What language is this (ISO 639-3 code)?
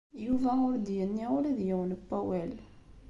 kab